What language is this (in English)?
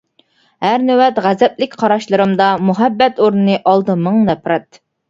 Uyghur